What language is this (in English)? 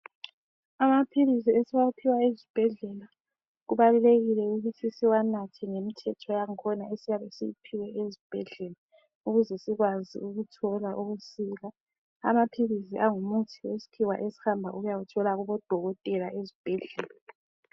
North Ndebele